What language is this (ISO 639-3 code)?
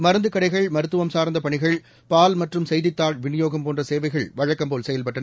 tam